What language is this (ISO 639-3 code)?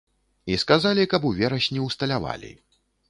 bel